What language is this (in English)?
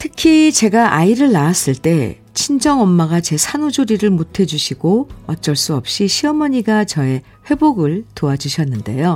Korean